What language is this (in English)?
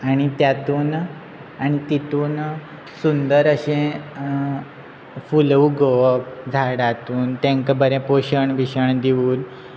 Konkani